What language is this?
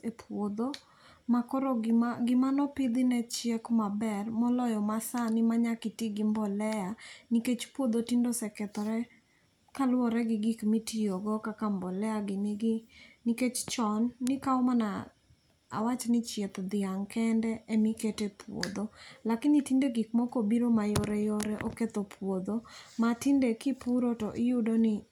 Luo (Kenya and Tanzania)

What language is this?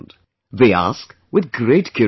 English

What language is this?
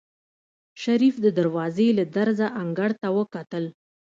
Pashto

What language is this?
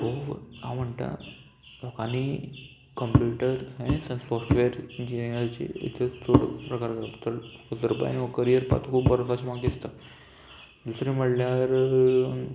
Konkani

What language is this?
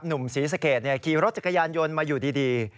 Thai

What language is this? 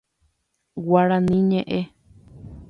Guarani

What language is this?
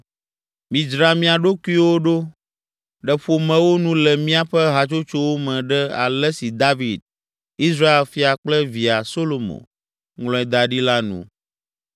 Ewe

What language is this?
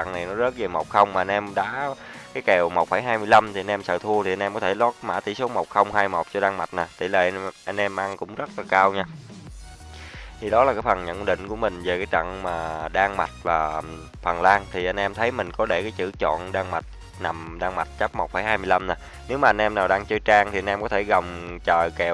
Vietnamese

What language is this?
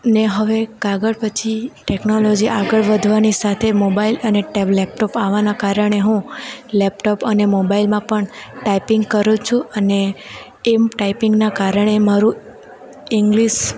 Gujarati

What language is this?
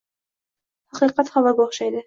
Uzbek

